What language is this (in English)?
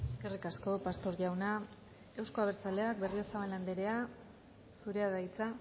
Basque